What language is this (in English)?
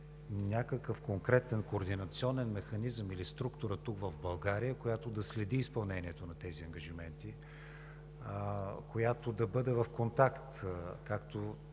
Bulgarian